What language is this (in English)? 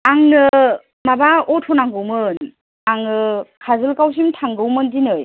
Bodo